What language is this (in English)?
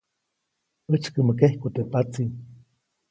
Copainalá Zoque